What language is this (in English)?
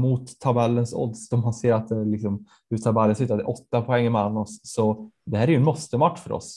Swedish